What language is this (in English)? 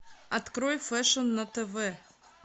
Russian